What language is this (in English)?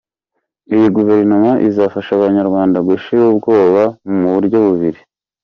Kinyarwanda